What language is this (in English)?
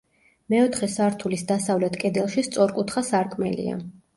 Georgian